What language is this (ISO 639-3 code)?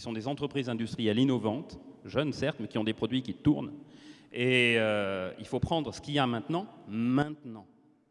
fra